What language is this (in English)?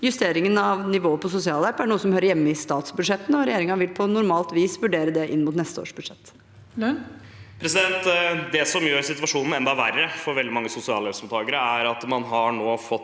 Norwegian